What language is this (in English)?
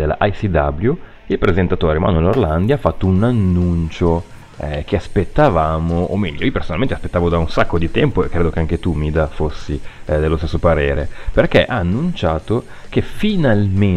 Italian